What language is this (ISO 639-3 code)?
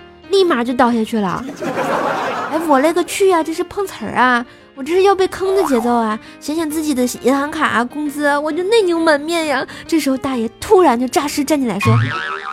zho